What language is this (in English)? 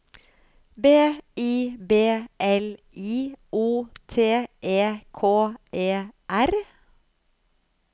Norwegian